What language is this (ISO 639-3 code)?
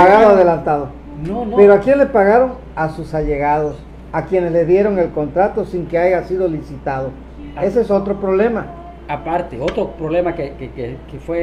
spa